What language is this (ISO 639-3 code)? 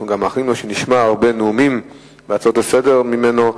heb